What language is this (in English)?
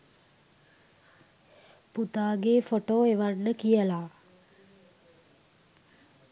Sinhala